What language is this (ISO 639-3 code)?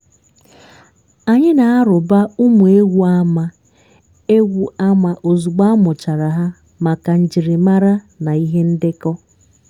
ibo